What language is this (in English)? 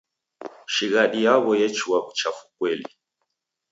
Taita